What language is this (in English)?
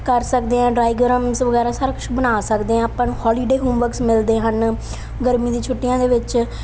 Punjabi